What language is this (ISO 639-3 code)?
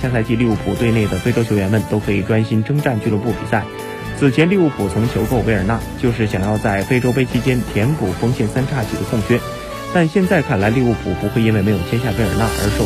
zho